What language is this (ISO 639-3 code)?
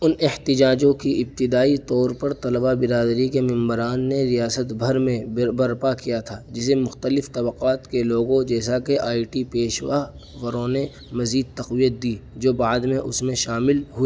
urd